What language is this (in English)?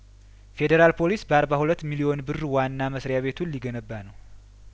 Amharic